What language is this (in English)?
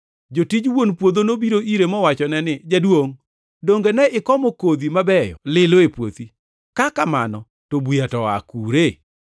Luo (Kenya and Tanzania)